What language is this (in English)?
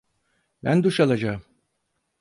Turkish